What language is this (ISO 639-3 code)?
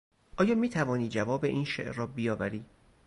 fas